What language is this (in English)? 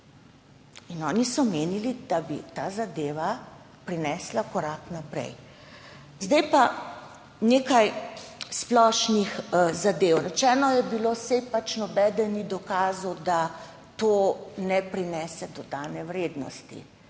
Slovenian